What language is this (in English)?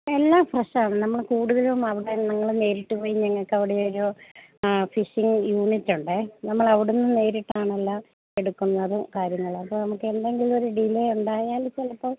Malayalam